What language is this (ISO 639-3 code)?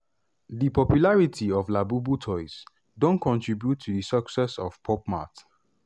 pcm